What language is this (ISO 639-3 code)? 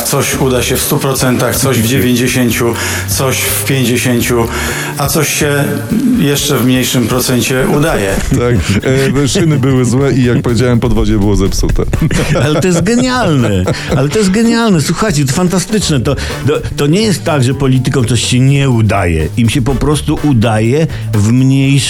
pol